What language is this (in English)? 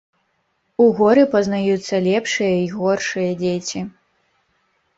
Belarusian